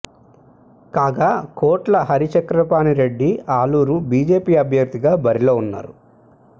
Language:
Telugu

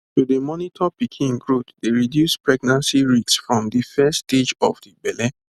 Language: Nigerian Pidgin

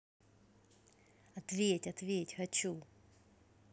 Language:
Russian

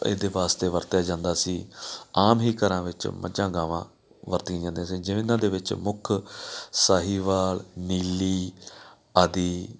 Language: Punjabi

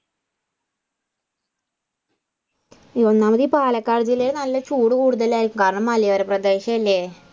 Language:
Malayalam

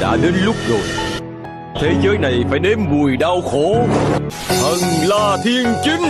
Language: Vietnamese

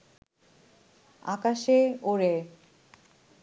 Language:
Bangla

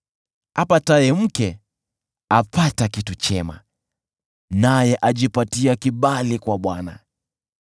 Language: Swahili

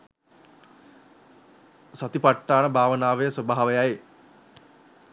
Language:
Sinhala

